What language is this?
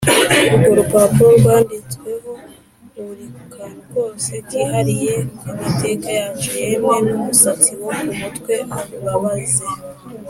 Kinyarwanda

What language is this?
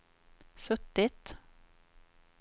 Swedish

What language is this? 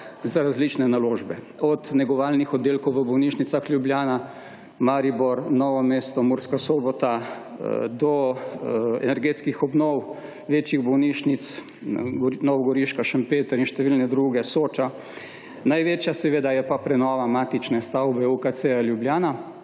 Slovenian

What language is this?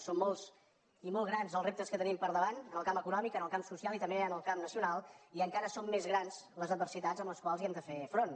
Catalan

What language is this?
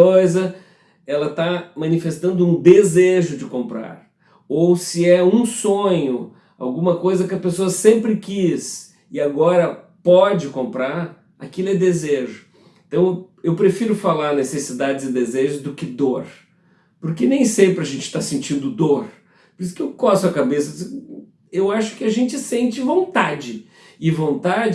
Portuguese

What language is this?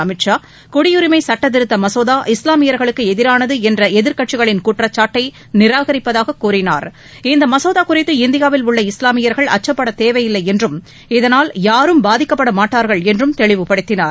Tamil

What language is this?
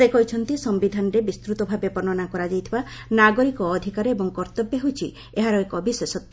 Odia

